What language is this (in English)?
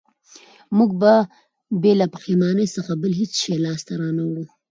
Pashto